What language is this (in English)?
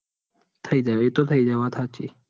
Gujarati